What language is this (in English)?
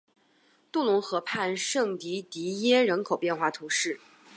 Chinese